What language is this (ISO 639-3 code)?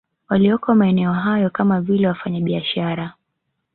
swa